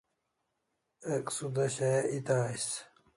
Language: Kalasha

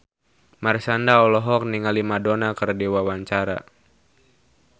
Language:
Sundanese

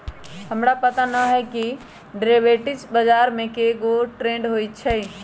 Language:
Magahi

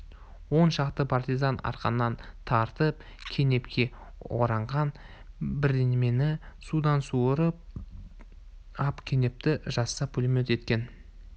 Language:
Kazakh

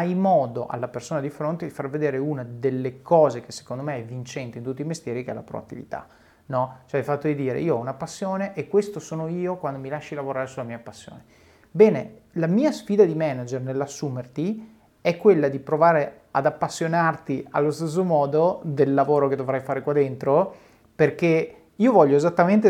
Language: Italian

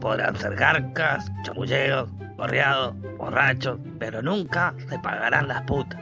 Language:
Spanish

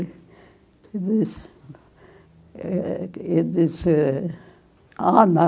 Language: Portuguese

